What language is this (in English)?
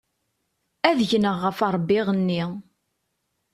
Kabyle